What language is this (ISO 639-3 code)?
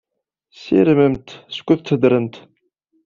kab